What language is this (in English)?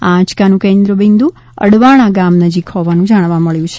Gujarati